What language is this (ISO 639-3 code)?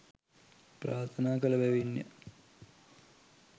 sin